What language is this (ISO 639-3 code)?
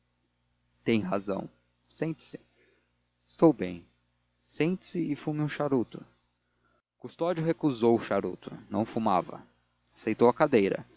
por